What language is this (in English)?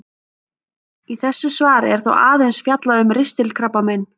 Icelandic